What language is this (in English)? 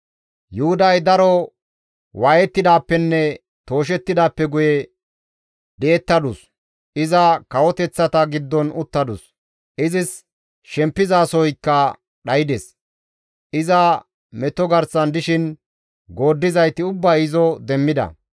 Gamo